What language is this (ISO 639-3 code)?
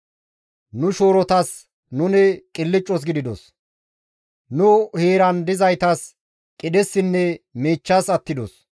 gmv